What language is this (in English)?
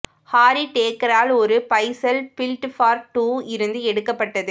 Tamil